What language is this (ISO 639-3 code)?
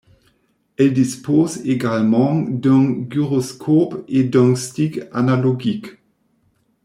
fra